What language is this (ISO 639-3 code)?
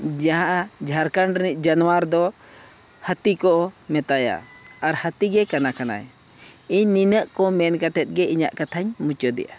sat